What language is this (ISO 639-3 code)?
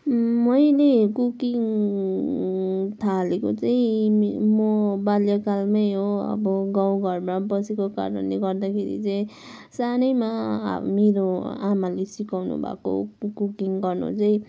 nep